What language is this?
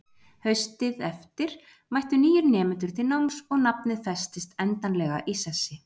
Icelandic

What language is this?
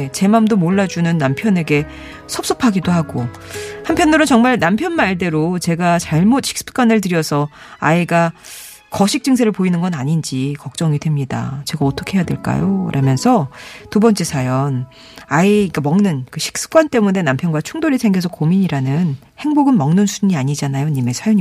Korean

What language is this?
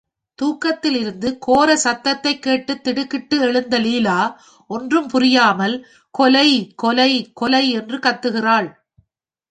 Tamil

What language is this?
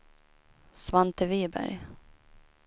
Swedish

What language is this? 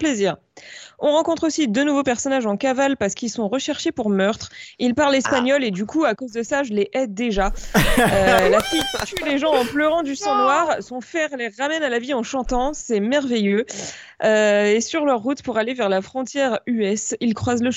French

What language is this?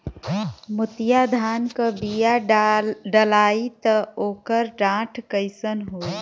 Bhojpuri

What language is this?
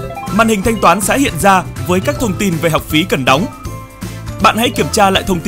Vietnamese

